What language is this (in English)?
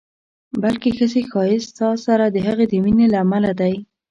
Pashto